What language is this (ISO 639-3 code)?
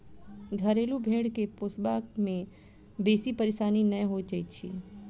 mai